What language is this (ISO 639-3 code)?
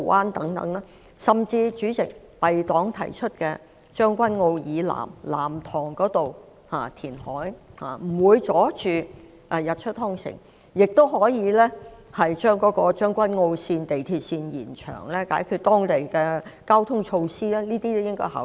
yue